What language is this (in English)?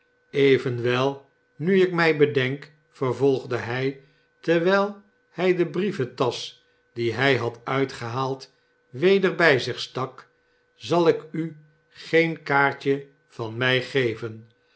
Dutch